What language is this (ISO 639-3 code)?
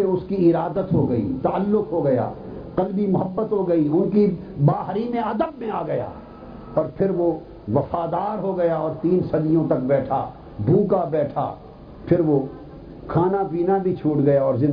urd